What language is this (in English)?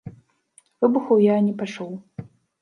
Belarusian